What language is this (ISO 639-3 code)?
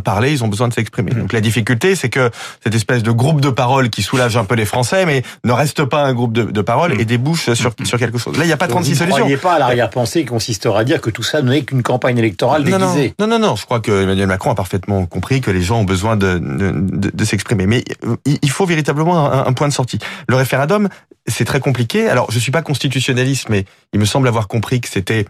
fra